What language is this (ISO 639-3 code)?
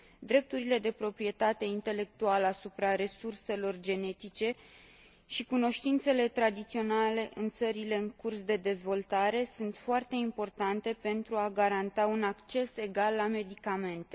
ron